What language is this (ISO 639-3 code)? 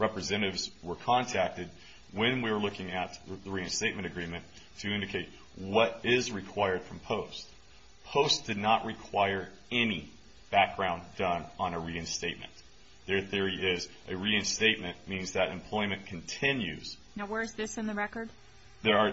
eng